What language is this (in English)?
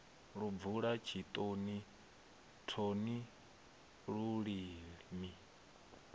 Venda